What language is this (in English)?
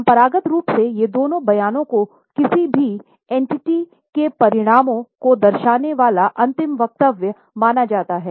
Hindi